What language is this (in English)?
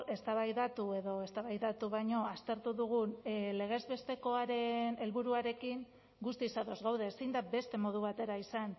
Basque